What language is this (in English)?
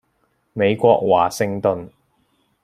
Cantonese